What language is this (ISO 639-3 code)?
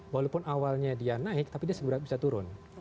ind